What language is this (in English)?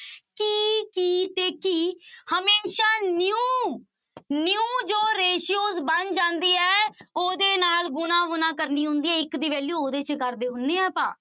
Punjabi